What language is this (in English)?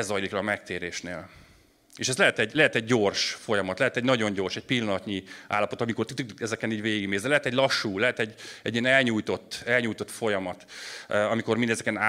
Hungarian